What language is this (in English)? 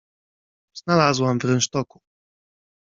Polish